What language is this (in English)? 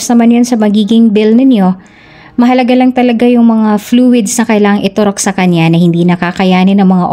Filipino